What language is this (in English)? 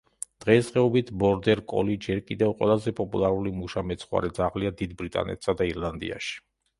Georgian